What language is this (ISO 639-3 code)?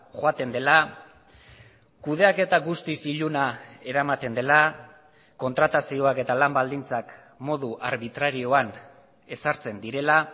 eus